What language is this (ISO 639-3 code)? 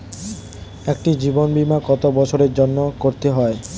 ben